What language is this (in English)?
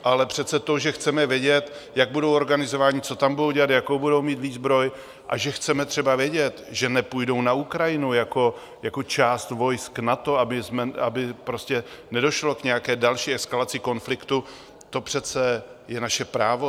Czech